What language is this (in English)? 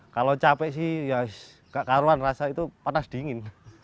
Indonesian